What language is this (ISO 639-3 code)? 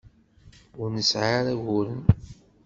kab